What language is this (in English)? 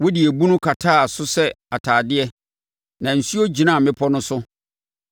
Akan